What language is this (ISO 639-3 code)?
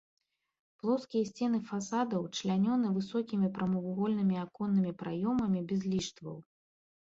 bel